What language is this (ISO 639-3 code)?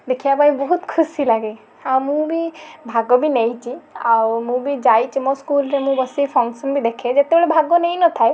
ori